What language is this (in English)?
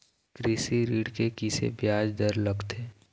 Chhattisgarhi